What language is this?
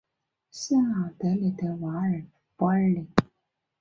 Chinese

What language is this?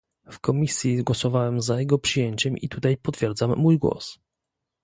Polish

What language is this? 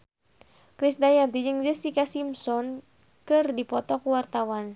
Sundanese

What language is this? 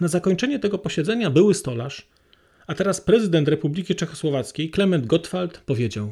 Polish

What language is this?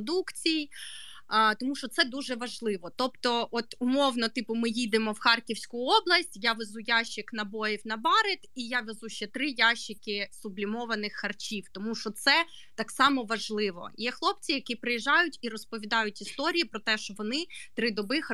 Ukrainian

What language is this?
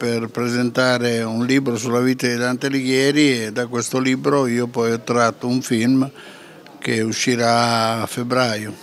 Italian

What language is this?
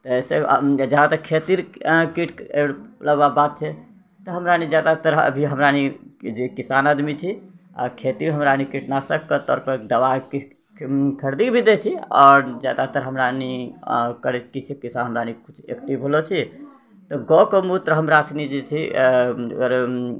Maithili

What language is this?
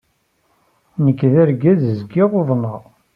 Kabyle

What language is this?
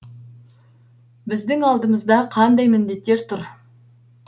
Kazakh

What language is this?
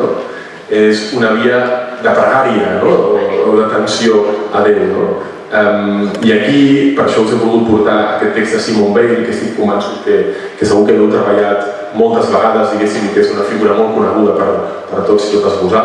Spanish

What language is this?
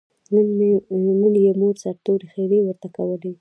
Pashto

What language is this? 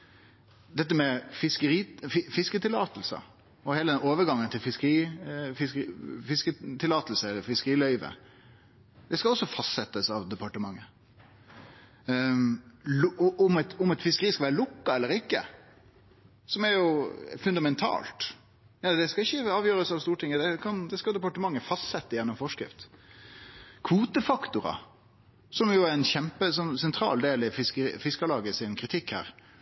Norwegian Nynorsk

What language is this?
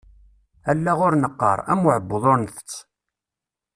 Kabyle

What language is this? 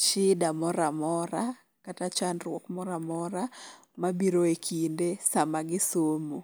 Luo (Kenya and Tanzania)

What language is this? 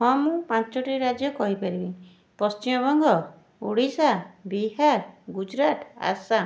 Odia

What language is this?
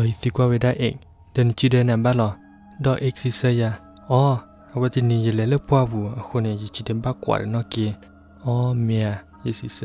Thai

